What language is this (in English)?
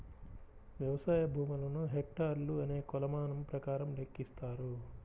Telugu